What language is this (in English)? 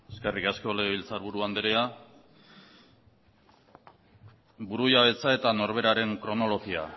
Basque